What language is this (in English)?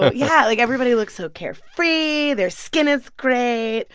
English